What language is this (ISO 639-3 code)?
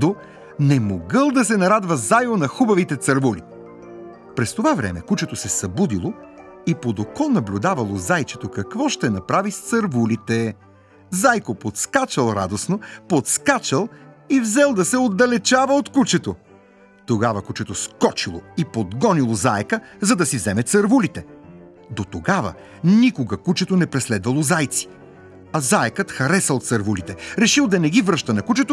bul